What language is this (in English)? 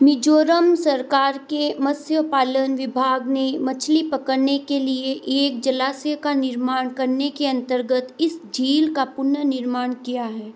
Hindi